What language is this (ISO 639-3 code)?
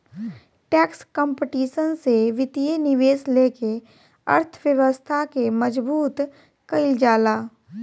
bho